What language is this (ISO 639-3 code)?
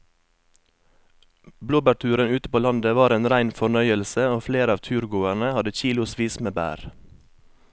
nor